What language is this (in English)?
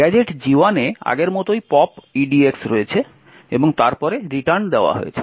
Bangla